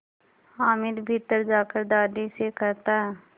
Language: Hindi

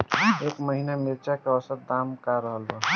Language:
Bhojpuri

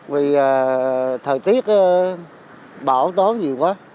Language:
Vietnamese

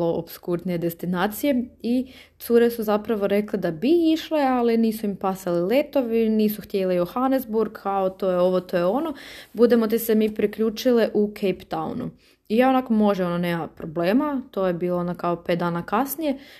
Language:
Croatian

